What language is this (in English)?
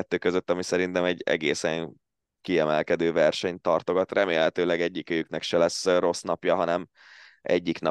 Hungarian